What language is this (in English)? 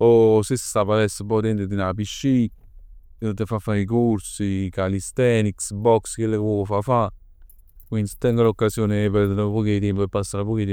Neapolitan